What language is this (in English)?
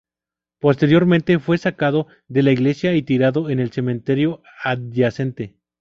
Spanish